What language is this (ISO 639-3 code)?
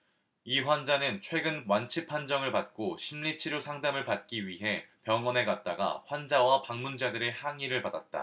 kor